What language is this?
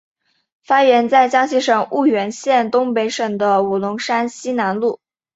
Chinese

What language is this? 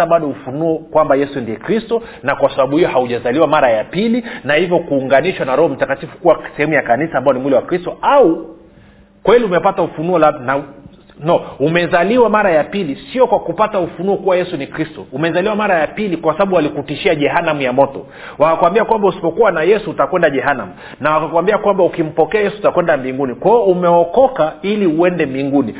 Swahili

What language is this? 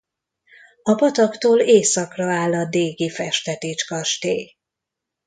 Hungarian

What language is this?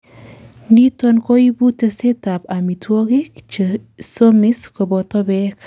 Kalenjin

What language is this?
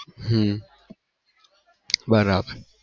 Gujarati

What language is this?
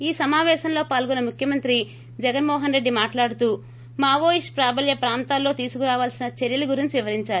Telugu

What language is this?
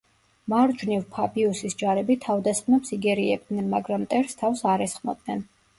Georgian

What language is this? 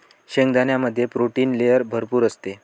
Marathi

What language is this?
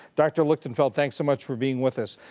English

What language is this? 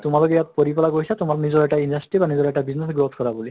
Assamese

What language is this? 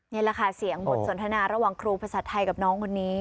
Thai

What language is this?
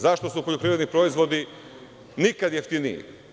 Serbian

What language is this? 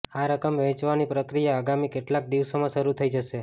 Gujarati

